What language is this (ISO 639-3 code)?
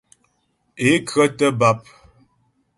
bbj